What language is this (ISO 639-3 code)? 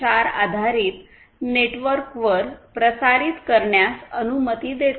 mar